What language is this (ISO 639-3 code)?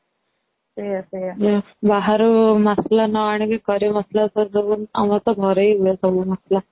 ori